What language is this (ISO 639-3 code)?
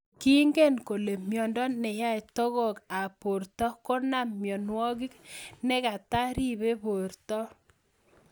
kln